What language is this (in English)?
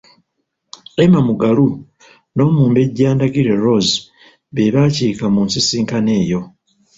Ganda